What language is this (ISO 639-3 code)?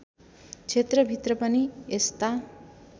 nep